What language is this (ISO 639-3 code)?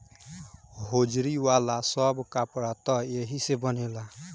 bho